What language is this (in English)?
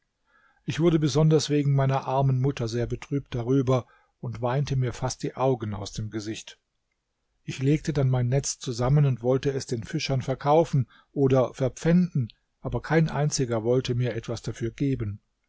German